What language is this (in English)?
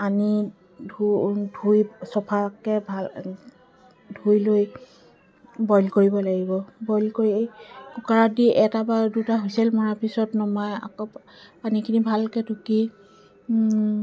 Assamese